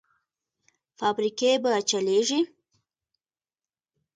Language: Pashto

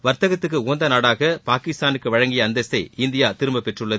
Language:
Tamil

